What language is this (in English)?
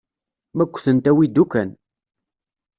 Kabyle